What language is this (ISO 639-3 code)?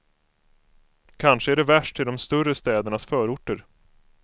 swe